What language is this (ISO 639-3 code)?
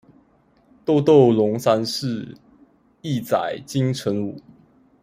zho